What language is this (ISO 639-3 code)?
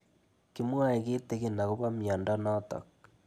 kln